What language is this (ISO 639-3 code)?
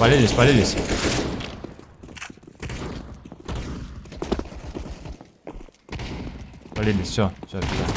rus